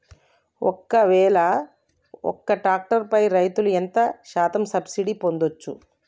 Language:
Telugu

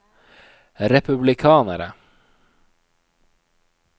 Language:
Norwegian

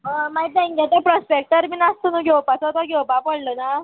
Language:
Konkani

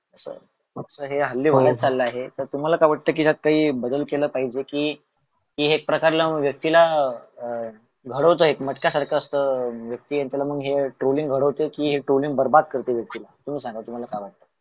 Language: Marathi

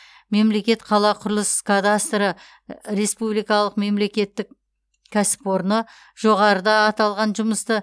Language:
Kazakh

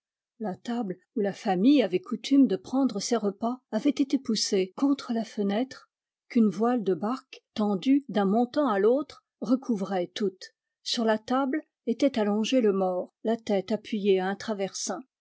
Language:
French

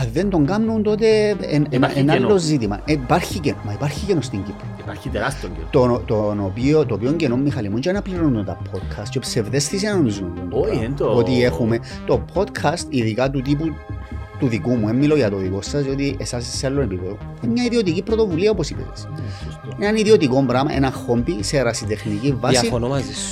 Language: Greek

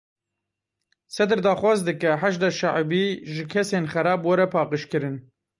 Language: Kurdish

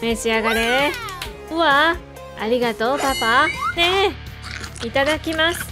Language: Japanese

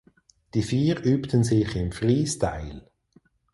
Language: German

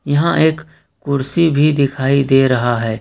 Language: Hindi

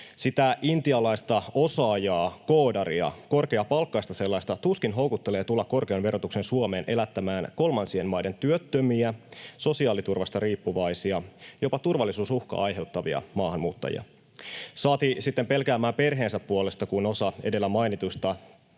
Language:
Finnish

